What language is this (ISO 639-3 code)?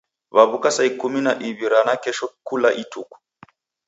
dav